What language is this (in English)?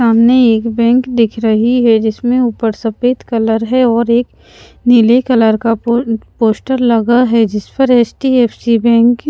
Hindi